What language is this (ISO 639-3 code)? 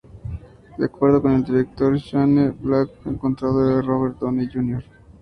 spa